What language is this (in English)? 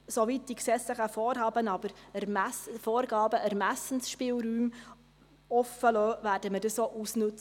Swiss German